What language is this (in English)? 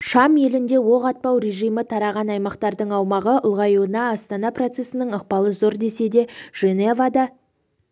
Kazakh